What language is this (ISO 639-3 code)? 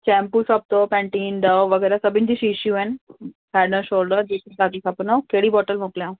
snd